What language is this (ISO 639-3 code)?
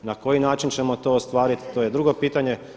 hrv